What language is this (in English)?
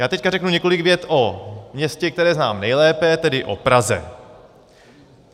Czech